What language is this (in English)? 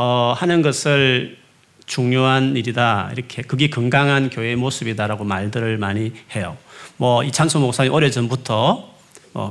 Korean